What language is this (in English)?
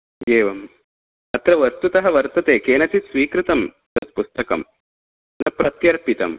Sanskrit